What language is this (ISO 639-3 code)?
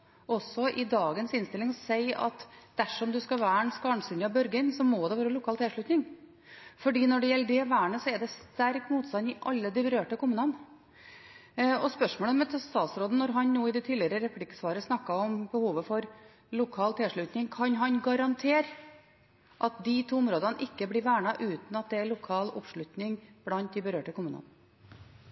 nob